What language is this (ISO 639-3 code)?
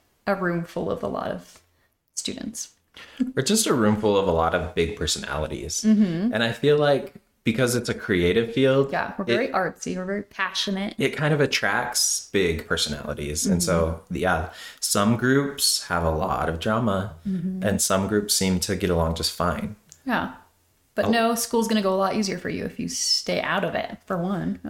eng